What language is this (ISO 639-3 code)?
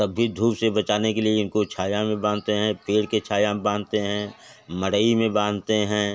hin